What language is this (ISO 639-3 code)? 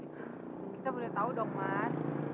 ind